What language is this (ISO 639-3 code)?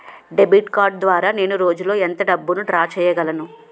tel